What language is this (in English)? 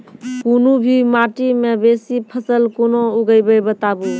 Maithili